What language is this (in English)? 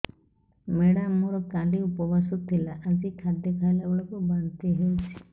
Odia